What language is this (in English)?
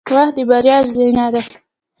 Pashto